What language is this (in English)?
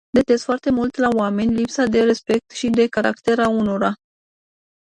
Romanian